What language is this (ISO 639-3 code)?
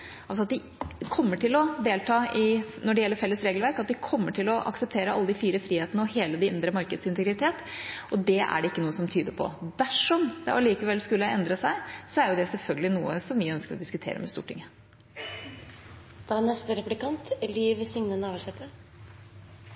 nor